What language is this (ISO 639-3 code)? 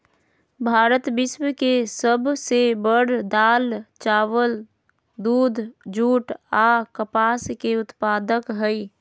mag